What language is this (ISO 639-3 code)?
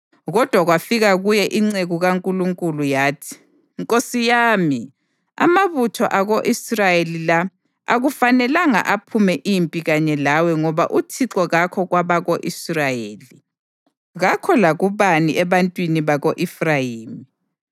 nde